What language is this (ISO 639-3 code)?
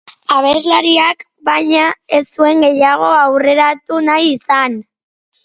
eus